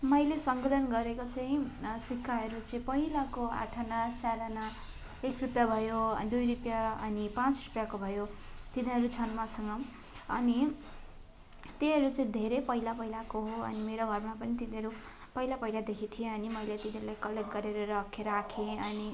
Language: Nepali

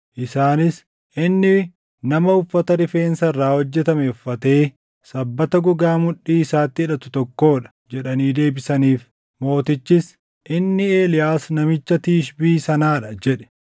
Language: Oromo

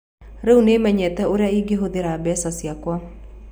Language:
Kikuyu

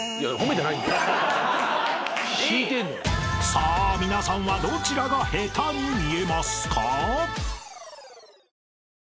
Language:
Japanese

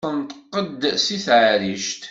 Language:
Kabyle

